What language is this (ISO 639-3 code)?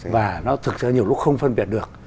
vie